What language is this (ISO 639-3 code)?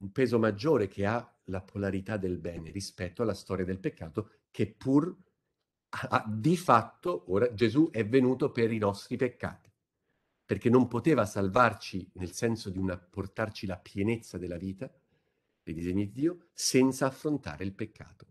ita